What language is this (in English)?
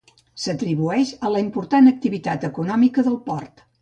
Catalan